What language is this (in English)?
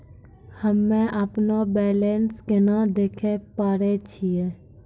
Maithili